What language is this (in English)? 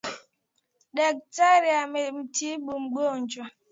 Swahili